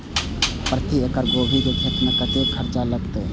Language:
Maithili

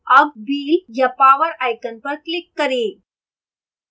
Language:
Hindi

